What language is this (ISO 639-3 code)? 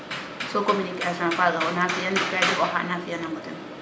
srr